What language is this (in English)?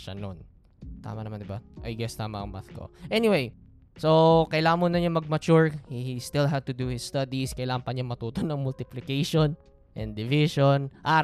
Filipino